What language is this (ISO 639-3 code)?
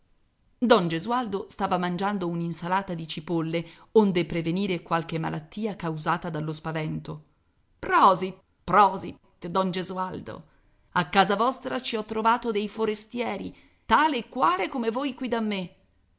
ita